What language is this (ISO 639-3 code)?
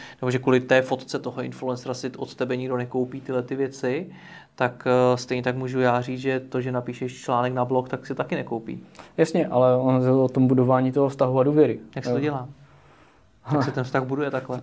ces